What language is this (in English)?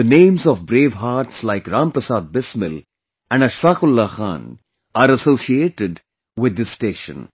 English